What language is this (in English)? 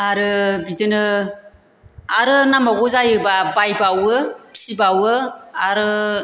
Bodo